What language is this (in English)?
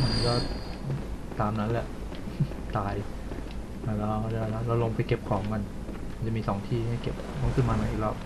Thai